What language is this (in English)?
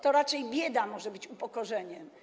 Polish